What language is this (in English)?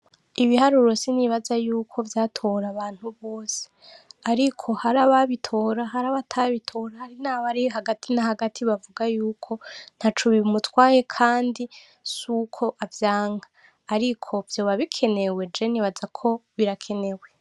Rundi